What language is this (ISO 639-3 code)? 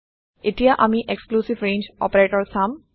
asm